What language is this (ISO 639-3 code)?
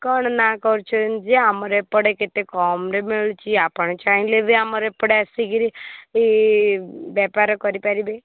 ori